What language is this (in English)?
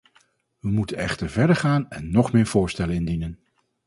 Dutch